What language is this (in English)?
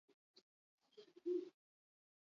Basque